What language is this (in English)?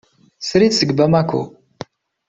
Kabyle